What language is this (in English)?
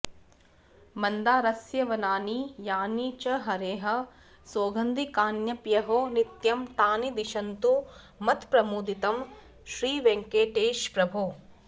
Sanskrit